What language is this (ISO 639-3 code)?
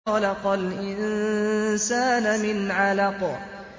ara